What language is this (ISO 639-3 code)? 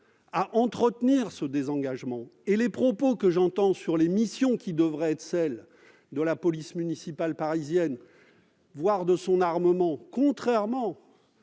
fra